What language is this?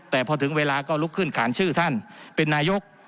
Thai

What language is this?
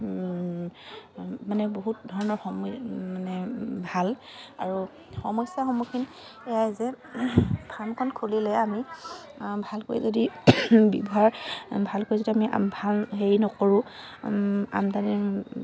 Assamese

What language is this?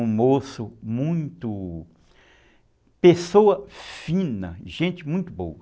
Portuguese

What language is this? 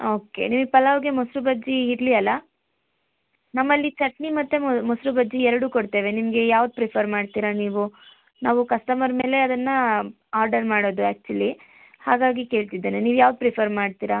Kannada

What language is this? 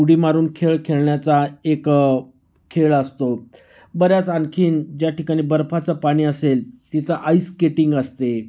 Marathi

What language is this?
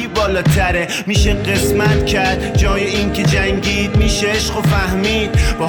Persian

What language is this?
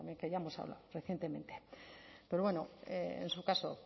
Spanish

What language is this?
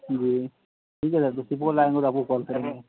Urdu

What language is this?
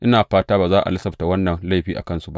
Hausa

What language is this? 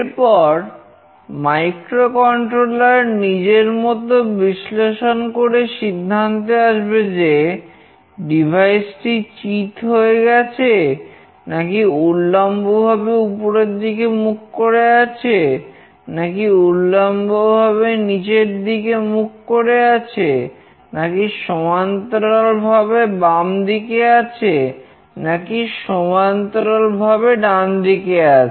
Bangla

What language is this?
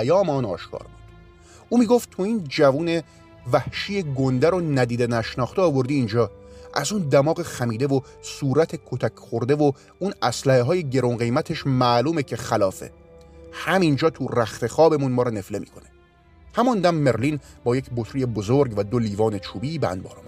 Persian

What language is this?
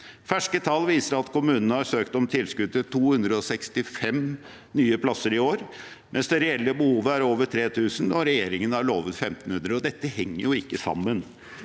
Norwegian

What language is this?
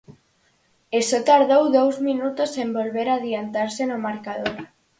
Galician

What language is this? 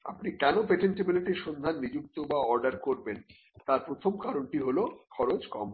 Bangla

